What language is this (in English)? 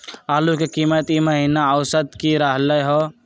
Magahi